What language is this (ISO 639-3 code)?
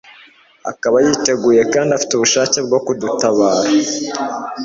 kin